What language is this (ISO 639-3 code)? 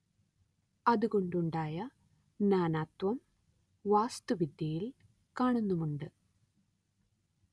mal